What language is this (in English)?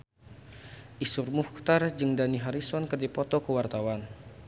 Sundanese